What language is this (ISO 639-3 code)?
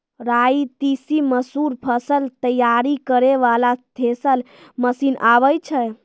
mai